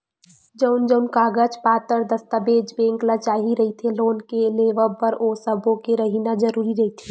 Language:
Chhattisgarhi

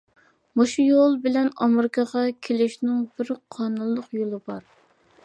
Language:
Uyghur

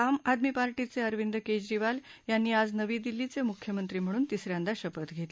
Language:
Marathi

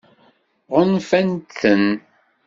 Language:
Kabyle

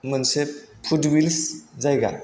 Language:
Bodo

